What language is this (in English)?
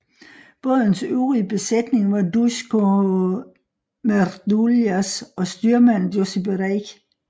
Danish